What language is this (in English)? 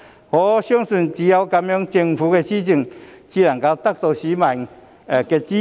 Cantonese